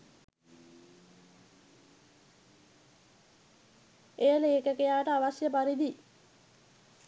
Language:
Sinhala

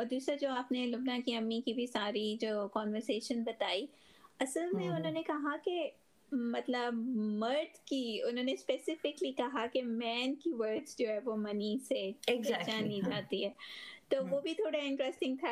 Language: Urdu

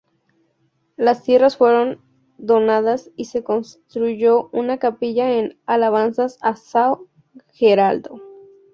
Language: Spanish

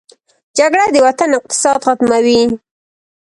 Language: Pashto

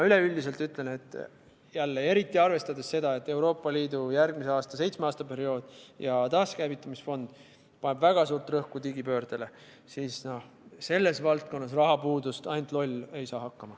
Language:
Estonian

